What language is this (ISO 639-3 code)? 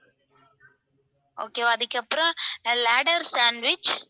tam